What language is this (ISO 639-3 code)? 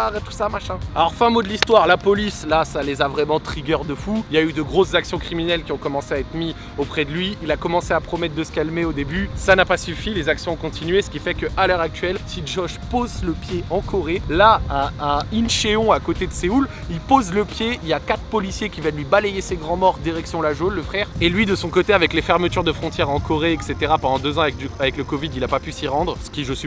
fra